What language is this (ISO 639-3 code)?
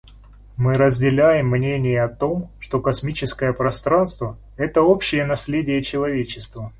rus